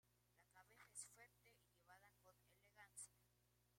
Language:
Spanish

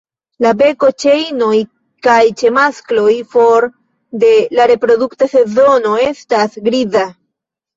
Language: Esperanto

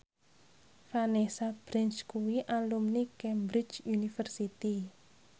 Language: Javanese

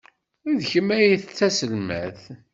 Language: Kabyle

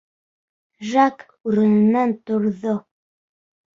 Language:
Bashkir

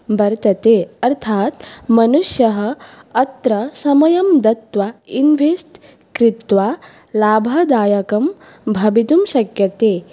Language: Sanskrit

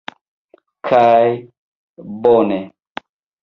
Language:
Esperanto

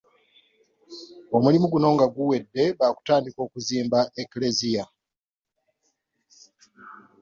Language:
Ganda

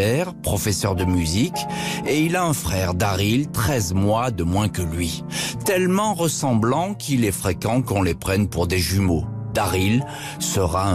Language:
French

